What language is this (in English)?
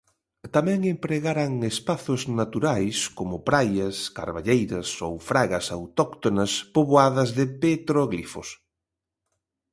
Galician